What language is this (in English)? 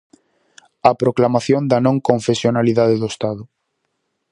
Galician